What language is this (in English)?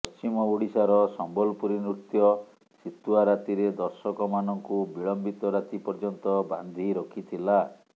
Odia